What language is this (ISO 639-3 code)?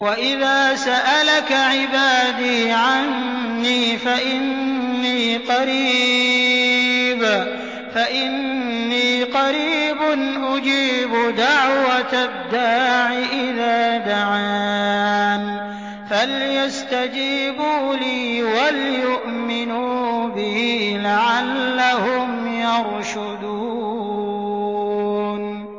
ara